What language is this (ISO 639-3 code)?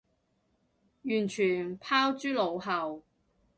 yue